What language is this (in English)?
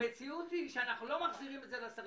Hebrew